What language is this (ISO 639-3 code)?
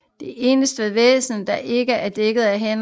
dan